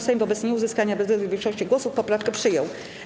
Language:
Polish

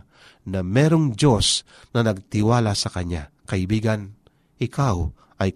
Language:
Filipino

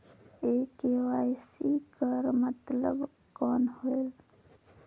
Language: Chhattisgarhi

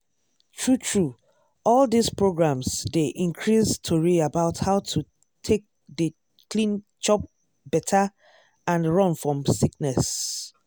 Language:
Nigerian Pidgin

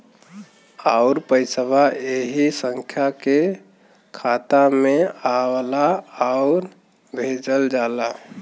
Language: Bhojpuri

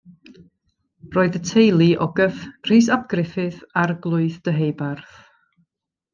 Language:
Welsh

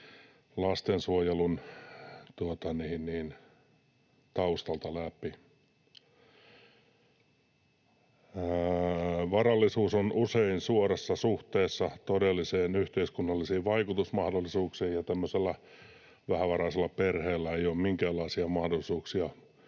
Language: Finnish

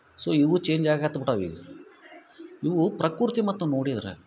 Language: Kannada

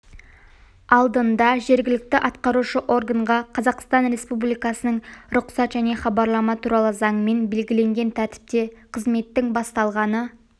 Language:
Kazakh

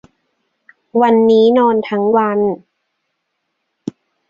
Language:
Thai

